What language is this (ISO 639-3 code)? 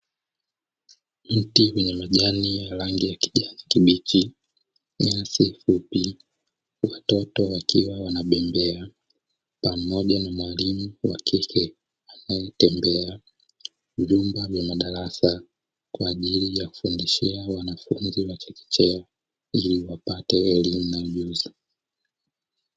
swa